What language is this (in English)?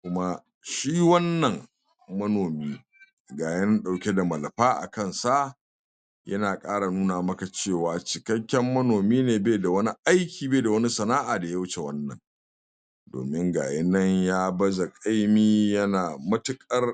Hausa